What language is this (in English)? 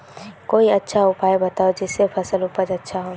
Magahi